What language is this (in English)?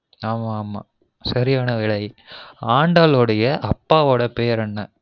Tamil